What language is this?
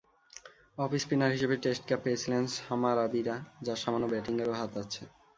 Bangla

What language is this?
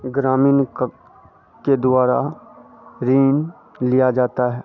Hindi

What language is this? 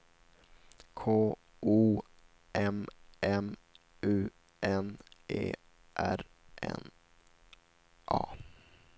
Swedish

